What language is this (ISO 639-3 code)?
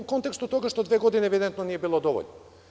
srp